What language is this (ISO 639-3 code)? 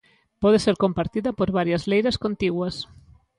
glg